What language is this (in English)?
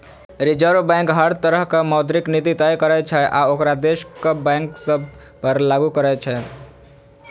Maithili